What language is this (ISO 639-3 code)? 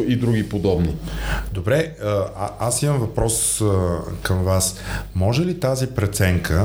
bul